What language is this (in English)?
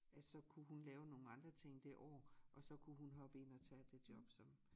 Danish